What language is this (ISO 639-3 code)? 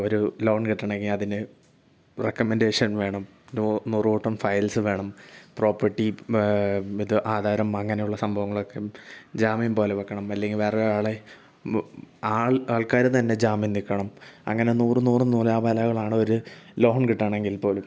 mal